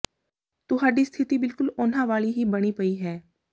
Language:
Punjabi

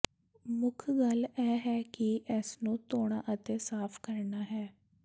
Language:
Punjabi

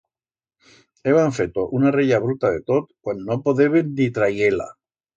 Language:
Aragonese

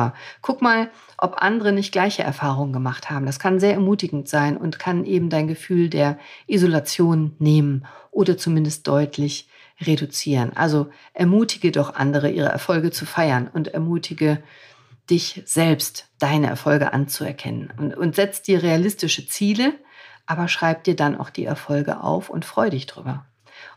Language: German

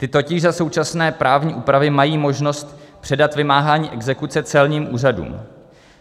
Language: Czech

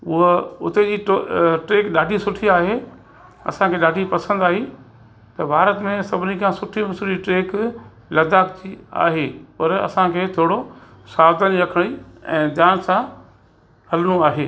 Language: Sindhi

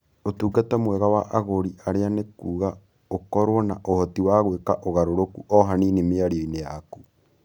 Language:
Kikuyu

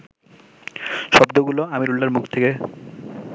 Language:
Bangla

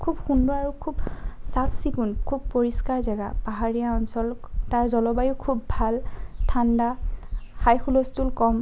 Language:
Assamese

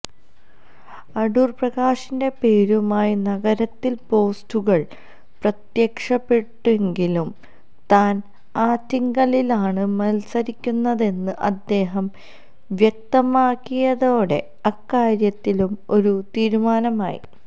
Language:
Malayalam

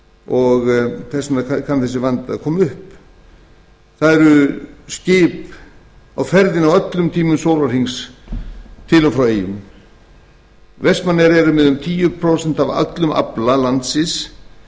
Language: Icelandic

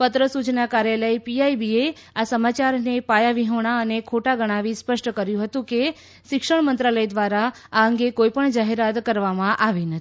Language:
Gujarati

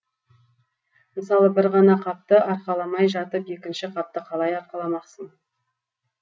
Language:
Kazakh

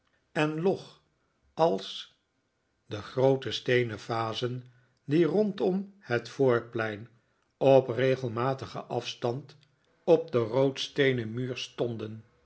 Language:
Dutch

